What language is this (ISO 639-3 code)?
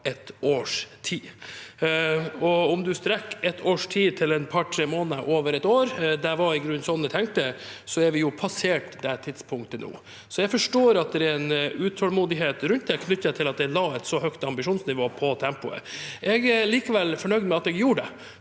nor